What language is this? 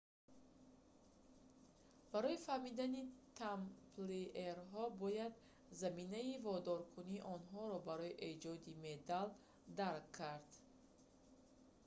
Tajik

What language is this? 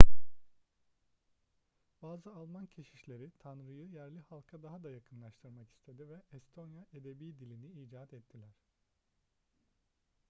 Turkish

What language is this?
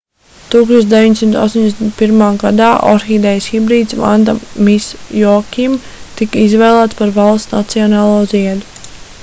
Latvian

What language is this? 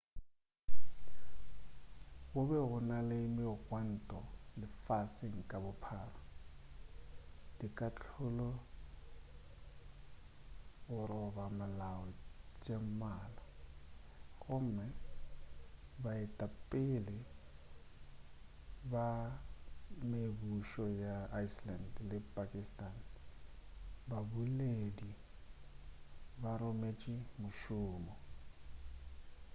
Northern Sotho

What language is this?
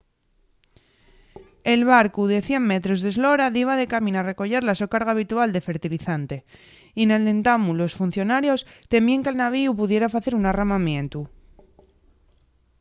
Asturian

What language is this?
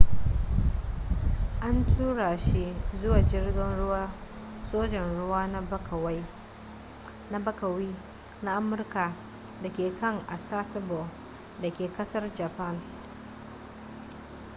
Hausa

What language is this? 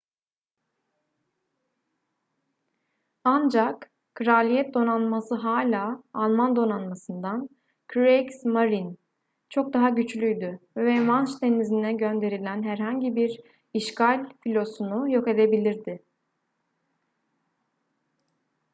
Turkish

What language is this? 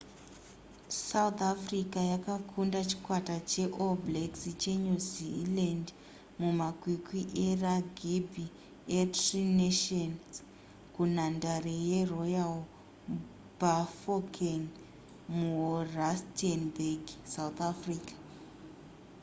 Shona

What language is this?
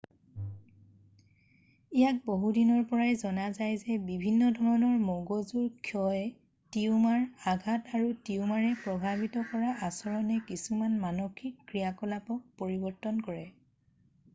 Assamese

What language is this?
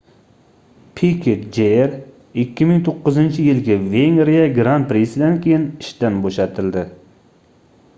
Uzbek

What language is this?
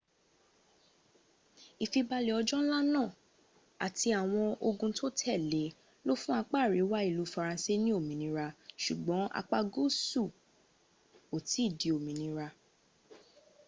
Yoruba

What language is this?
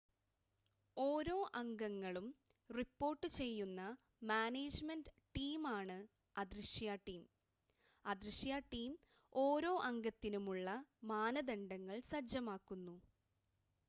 Malayalam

